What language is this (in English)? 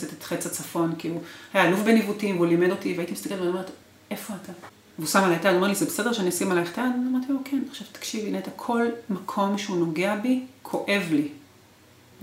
Hebrew